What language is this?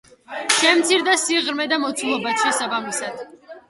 Georgian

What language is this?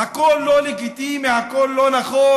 Hebrew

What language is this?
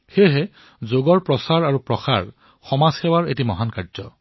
Assamese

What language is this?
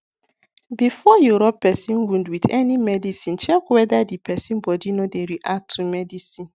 Nigerian Pidgin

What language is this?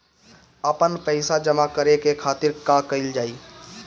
Bhojpuri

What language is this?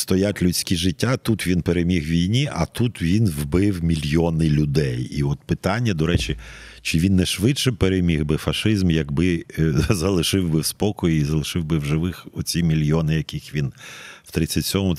Ukrainian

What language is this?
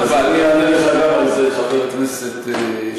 Hebrew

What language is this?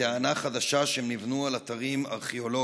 Hebrew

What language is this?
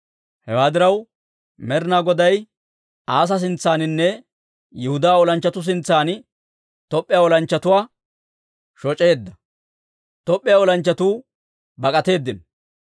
Dawro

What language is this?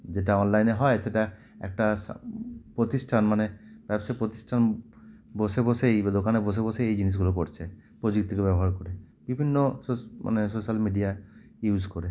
Bangla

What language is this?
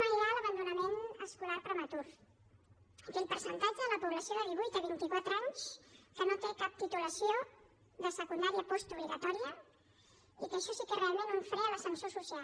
Catalan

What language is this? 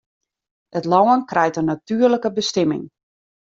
Western Frisian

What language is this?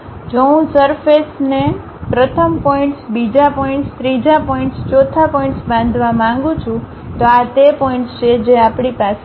Gujarati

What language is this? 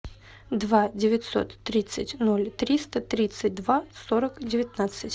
Russian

